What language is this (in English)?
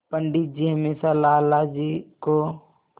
Hindi